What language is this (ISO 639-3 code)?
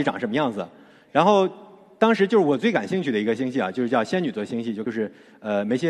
zho